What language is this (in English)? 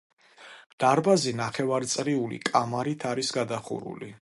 Georgian